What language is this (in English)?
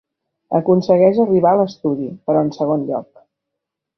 Catalan